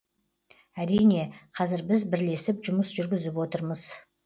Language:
Kazakh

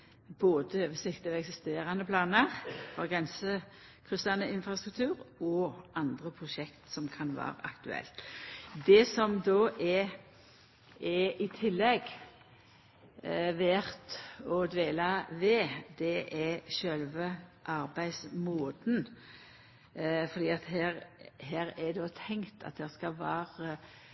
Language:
Norwegian Nynorsk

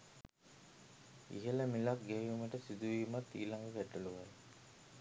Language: Sinhala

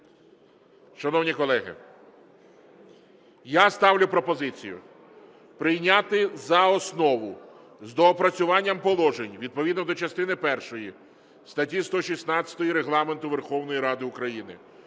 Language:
Ukrainian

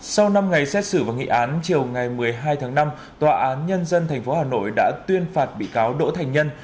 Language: Vietnamese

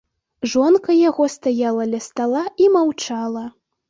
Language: Belarusian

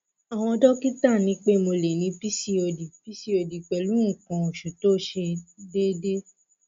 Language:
Yoruba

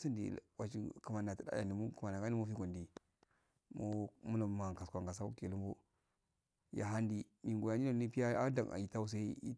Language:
Afade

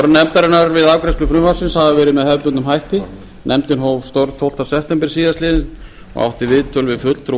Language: Icelandic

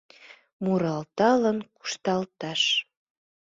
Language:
Mari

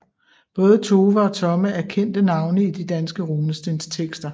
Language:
Danish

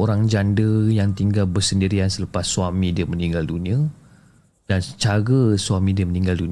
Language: Malay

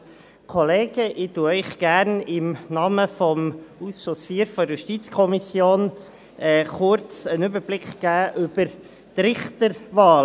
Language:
Swiss German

